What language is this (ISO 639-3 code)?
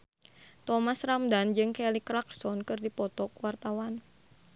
sun